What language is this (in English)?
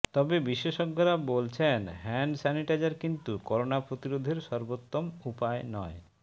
Bangla